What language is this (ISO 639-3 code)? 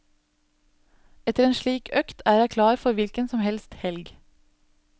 nor